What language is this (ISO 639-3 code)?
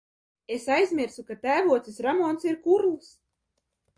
lav